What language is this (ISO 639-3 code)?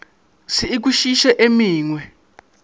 nso